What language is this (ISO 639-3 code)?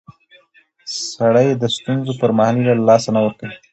pus